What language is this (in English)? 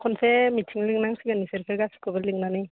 Bodo